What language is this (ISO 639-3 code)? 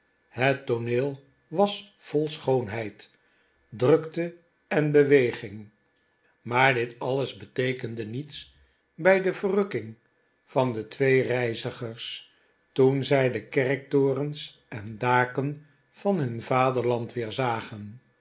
nld